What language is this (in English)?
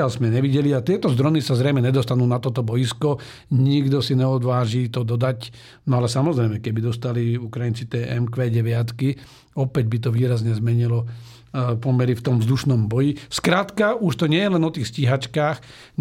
Slovak